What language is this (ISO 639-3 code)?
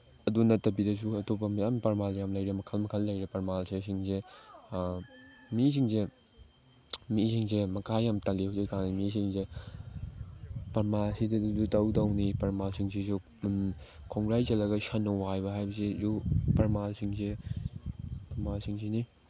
mni